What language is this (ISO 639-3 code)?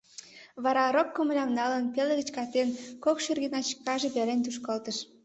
chm